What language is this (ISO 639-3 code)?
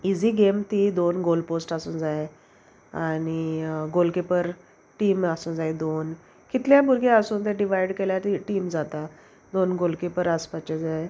kok